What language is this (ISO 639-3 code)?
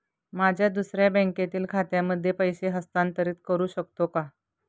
mar